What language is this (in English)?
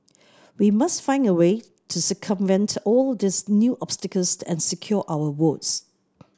English